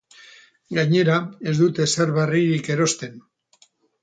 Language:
Basque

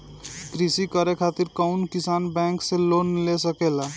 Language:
Bhojpuri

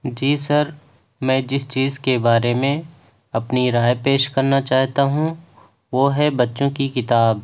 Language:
Urdu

